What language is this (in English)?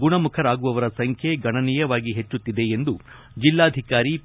Kannada